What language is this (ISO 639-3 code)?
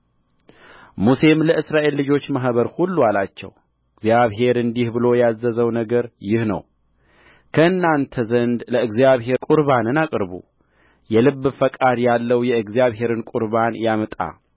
amh